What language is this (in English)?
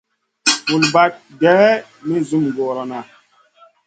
Masana